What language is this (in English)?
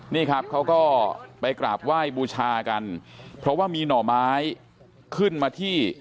Thai